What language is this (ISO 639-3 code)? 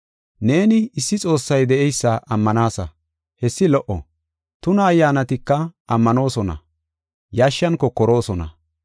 gof